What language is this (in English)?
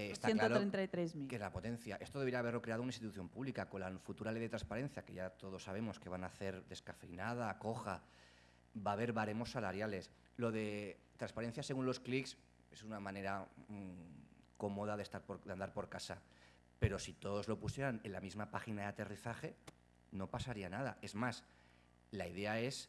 Spanish